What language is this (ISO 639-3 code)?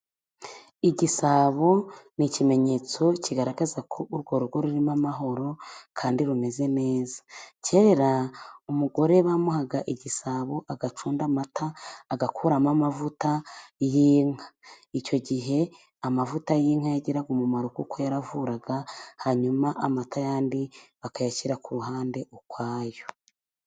kin